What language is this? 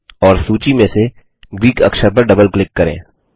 Hindi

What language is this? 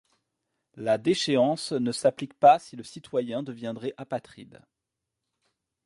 French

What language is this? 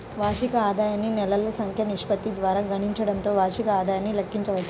Telugu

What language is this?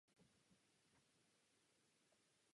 Czech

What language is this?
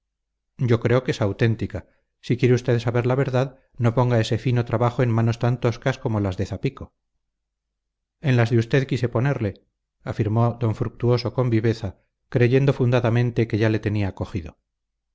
Spanish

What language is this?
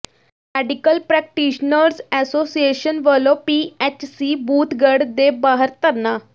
Punjabi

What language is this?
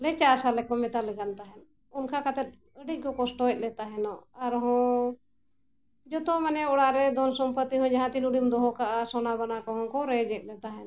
Santali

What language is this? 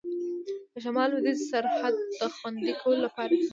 Pashto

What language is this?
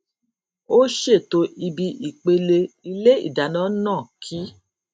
Yoruba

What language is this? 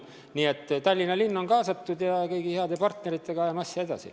Estonian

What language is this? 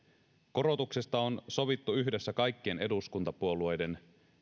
Finnish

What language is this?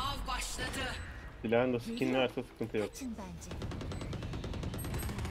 Turkish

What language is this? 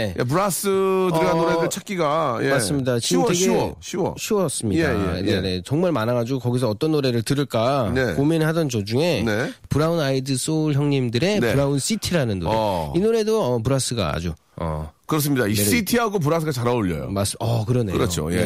Korean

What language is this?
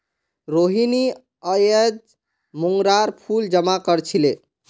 Magahi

